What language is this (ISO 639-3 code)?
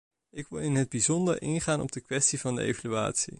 nld